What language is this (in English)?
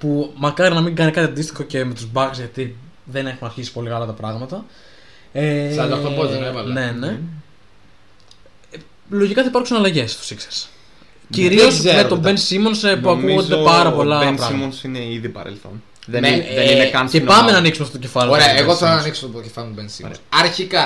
Greek